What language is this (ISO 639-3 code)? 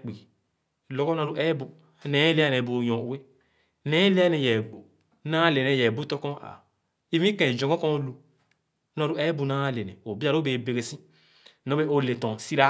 ogo